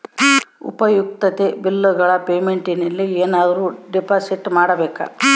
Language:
Kannada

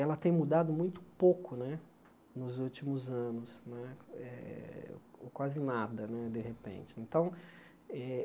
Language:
Portuguese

